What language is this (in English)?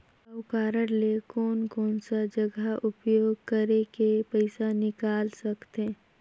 Chhattisgarhi